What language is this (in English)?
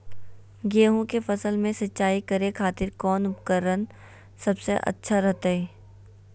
Magahi